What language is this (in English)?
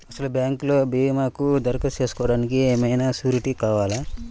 Telugu